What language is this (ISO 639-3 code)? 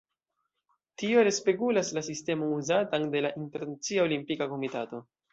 epo